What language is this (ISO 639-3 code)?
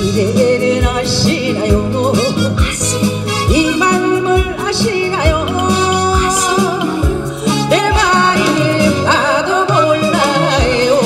kor